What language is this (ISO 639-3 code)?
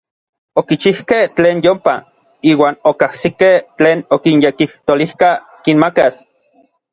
nlv